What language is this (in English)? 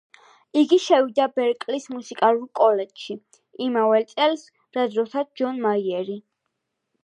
Georgian